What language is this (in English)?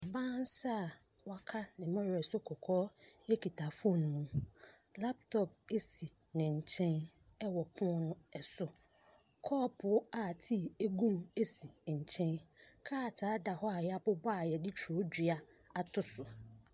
Akan